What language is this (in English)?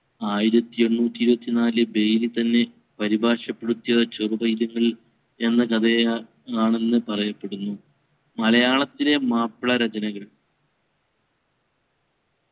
Malayalam